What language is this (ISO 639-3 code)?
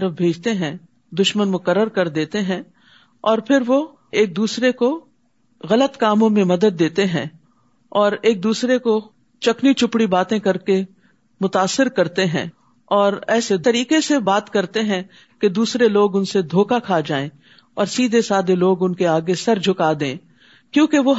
urd